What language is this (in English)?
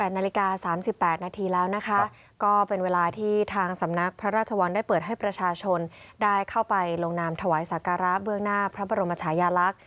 Thai